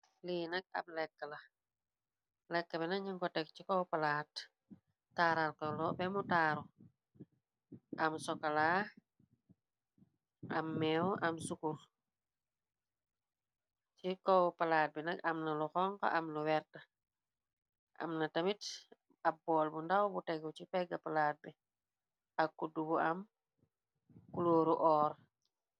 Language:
Wolof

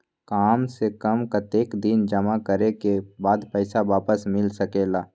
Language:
Magahi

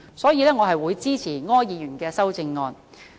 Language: Cantonese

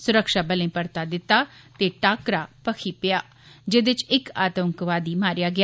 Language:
Dogri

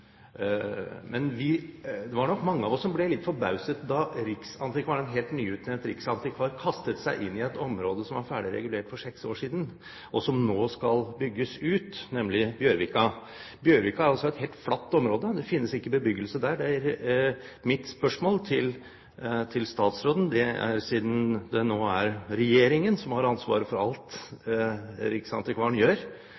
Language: Norwegian Bokmål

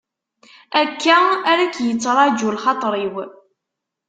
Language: Kabyle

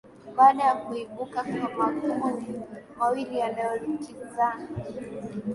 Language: Swahili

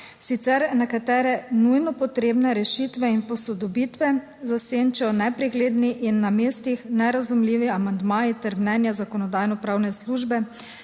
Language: Slovenian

